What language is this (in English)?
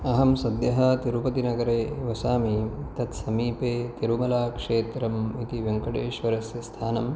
Sanskrit